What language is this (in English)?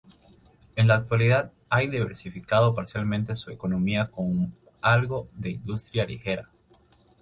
Spanish